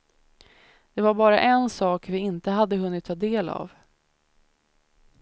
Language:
Swedish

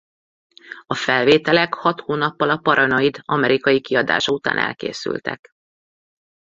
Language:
Hungarian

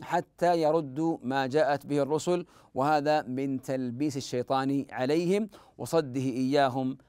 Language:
Arabic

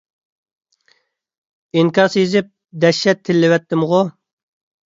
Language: Uyghur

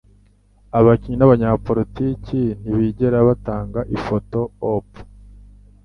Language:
Kinyarwanda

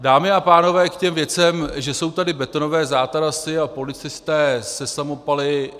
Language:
Czech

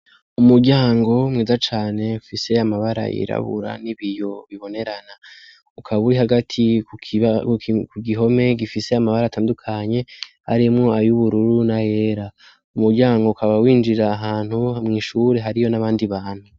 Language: Rundi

